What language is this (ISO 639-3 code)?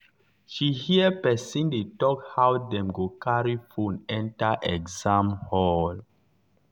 pcm